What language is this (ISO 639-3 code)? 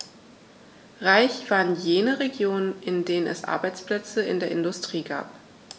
deu